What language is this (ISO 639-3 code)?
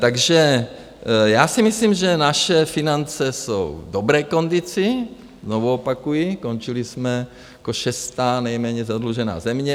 ces